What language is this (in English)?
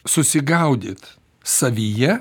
Lithuanian